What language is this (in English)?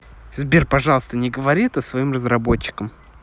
Russian